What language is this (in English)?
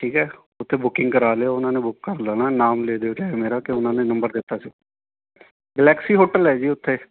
Punjabi